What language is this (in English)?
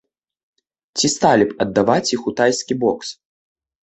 Belarusian